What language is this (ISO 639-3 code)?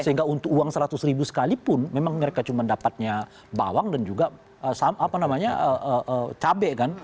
ind